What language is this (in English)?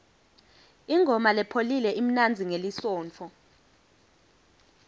Swati